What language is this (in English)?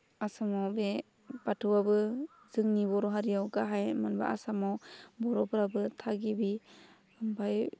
Bodo